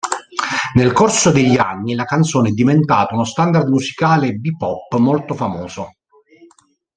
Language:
Italian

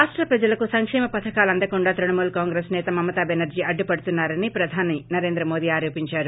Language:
Telugu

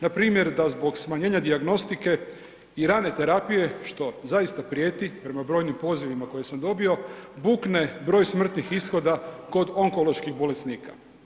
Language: Croatian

